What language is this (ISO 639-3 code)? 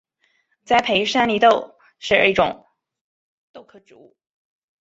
zho